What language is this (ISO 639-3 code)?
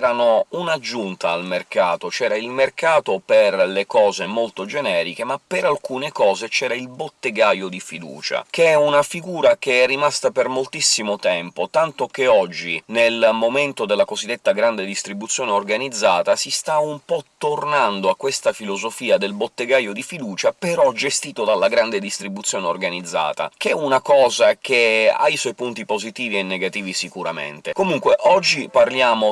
ita